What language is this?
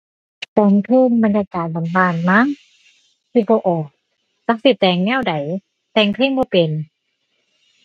Thai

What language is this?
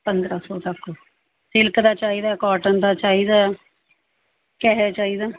Punjabi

